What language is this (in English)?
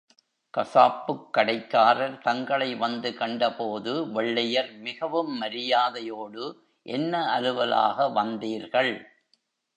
Tamil